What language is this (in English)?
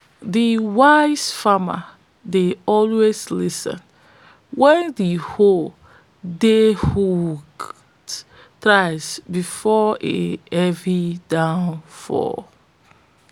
Nigerian Pidgin